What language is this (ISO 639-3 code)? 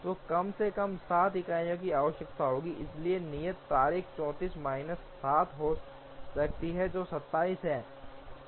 hin